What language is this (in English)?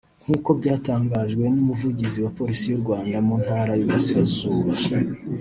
Kinyarwanda